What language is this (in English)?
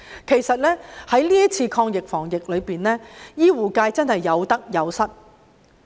Cantonese